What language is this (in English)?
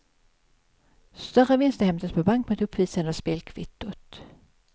Swedish